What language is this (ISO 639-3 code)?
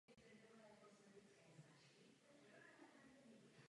ces